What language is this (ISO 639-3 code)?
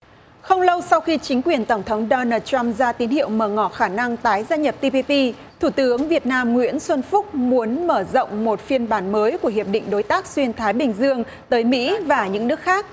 vie